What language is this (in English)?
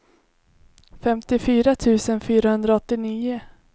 Swedish